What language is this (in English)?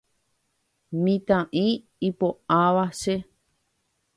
Guarani